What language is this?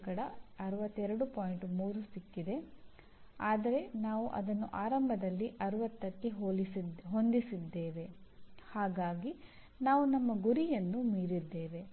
Kannada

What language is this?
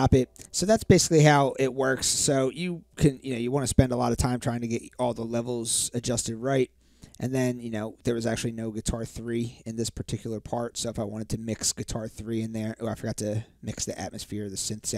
English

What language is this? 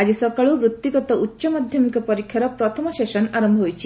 Odia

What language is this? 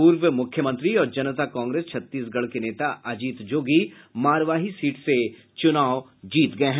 Hindi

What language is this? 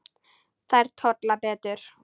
Icelandic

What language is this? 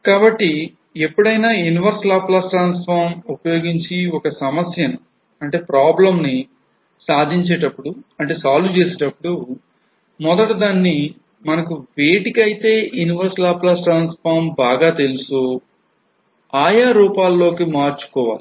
Telugu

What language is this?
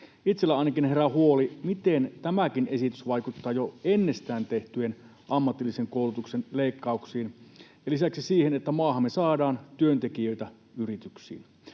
Finnish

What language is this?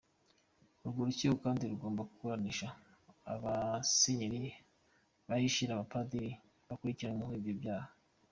Kinyarwanda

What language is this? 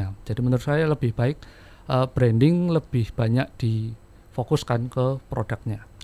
Indonesian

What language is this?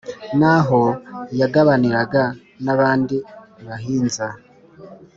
Kinyarwanda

